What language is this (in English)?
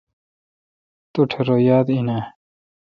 Kalkoti